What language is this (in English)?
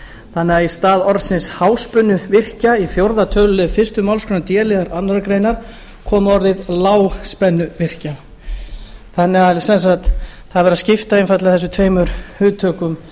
Icelandic